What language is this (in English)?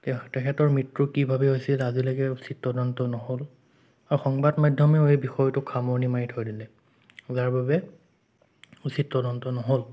Assamese